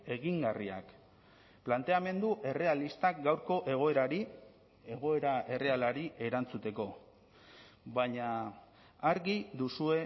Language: Basque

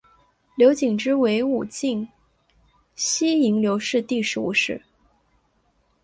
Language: Chinese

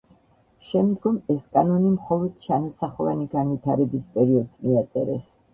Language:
Georgian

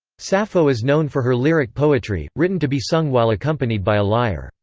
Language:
English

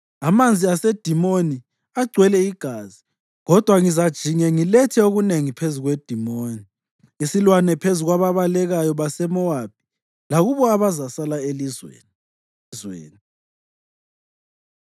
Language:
North Ndebele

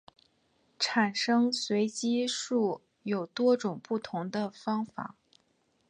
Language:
Chinese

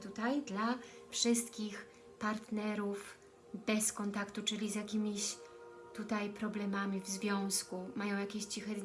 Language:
Polish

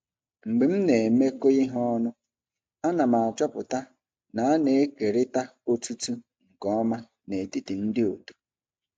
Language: Igbo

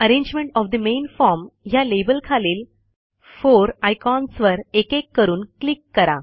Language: Marathi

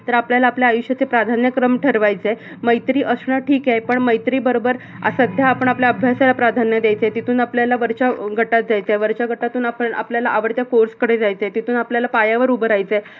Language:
Marathi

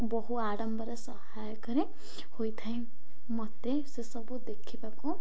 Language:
Odia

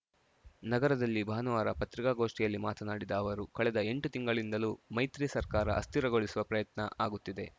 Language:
Kannada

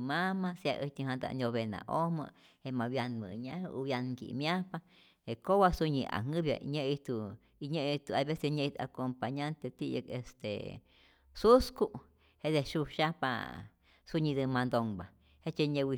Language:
Rayón Zoque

